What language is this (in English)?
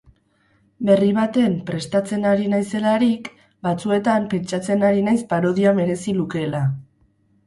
Basque